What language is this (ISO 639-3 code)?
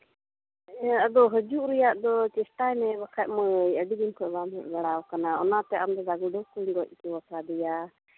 sat